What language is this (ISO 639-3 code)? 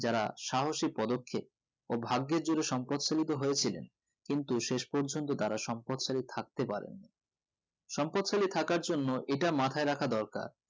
ben